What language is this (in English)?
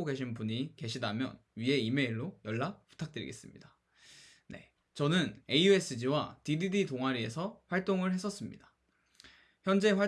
Korean